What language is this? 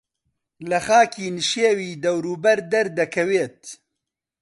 Central Kurdish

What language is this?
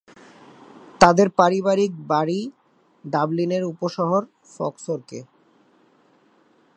Bangla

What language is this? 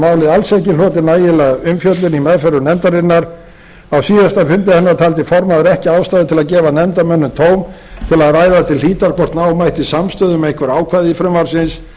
Icelandic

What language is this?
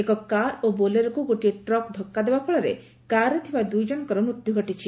Odia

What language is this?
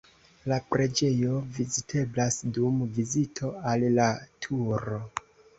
Esperanto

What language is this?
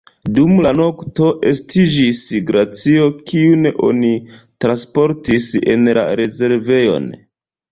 Esperanto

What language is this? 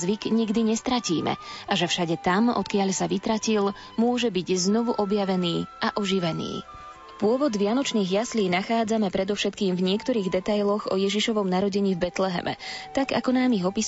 Slovak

